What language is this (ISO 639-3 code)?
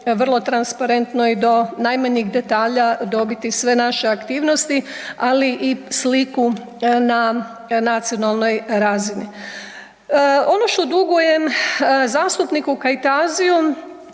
hrv